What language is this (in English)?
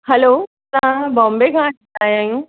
Sindhi